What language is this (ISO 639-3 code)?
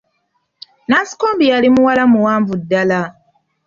lug